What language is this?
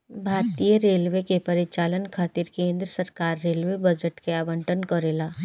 Bhojpuri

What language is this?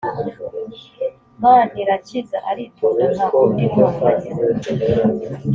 Kinyarwanda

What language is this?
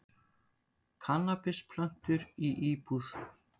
Icelandic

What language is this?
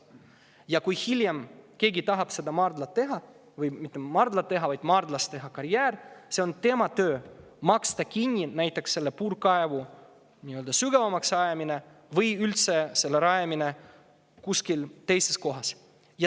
Estonian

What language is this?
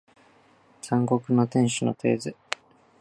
Japanese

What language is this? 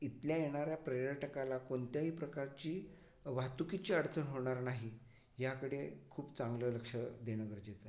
Marathi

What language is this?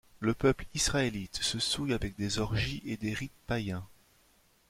French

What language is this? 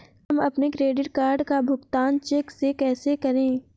Hindi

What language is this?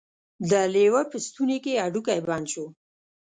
Pashto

